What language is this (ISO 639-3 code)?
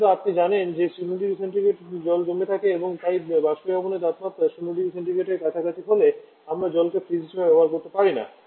ben